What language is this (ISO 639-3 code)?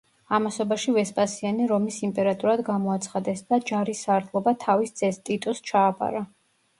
kat